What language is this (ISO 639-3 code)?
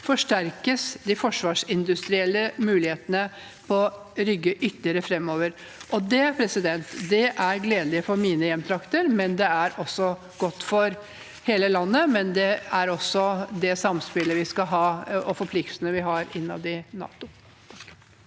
nor